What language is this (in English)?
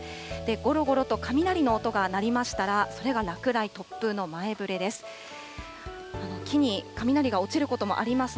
Japanese